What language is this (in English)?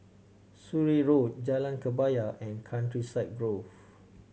English